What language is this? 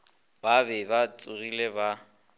Northern Sotho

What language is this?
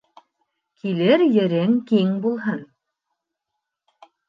Bashkir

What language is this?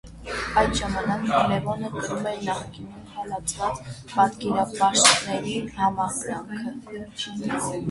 Armenian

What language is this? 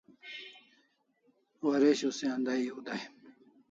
Kalasha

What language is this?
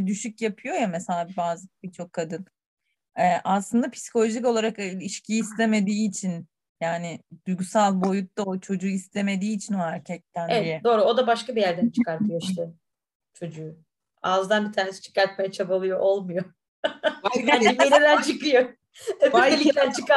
Turkish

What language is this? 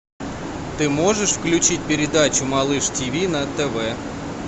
Russian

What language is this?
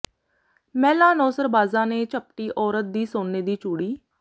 Punjabi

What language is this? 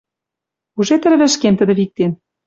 Western Mari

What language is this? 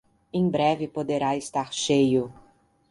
Portuguese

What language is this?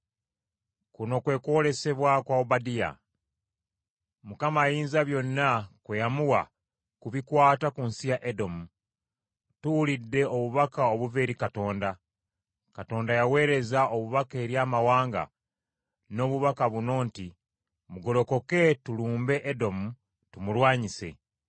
Ganda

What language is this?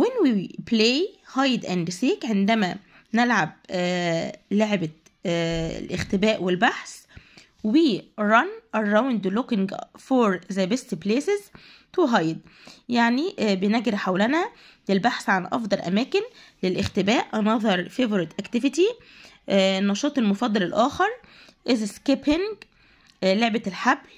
Arabic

